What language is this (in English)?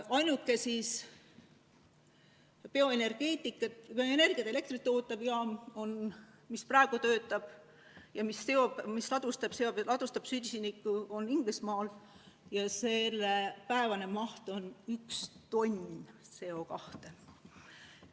Estonian